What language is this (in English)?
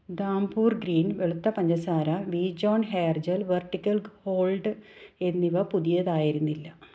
Malayalam